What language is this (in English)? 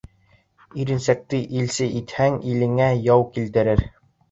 Bashkir